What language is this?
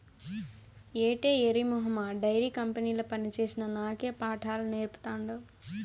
Telugu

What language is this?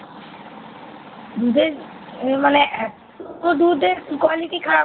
Bangla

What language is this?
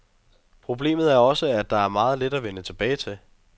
Danish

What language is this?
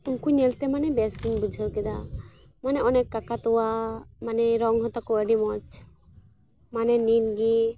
Santali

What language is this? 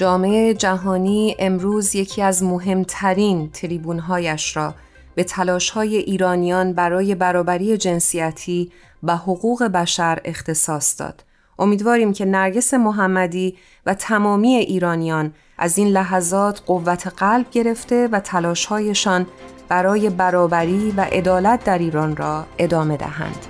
Persian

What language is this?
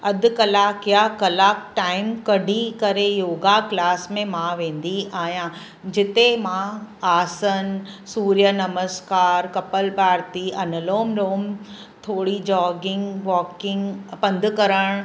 Sindhi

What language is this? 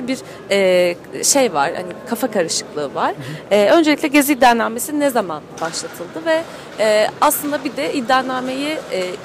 Turkish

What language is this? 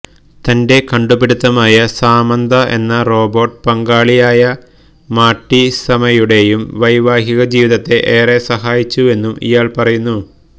Malayalam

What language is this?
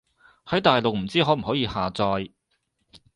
Cantonese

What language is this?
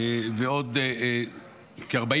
Hebrew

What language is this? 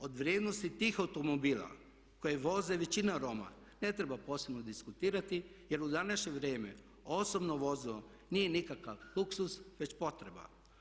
Croatian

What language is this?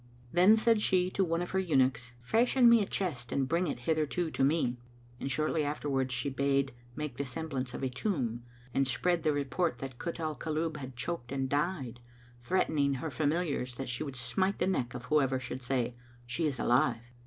English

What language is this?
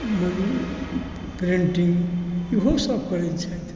Maithili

